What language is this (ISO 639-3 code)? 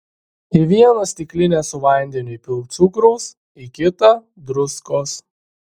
lit